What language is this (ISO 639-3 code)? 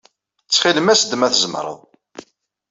kab